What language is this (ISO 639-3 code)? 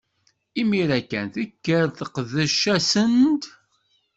kab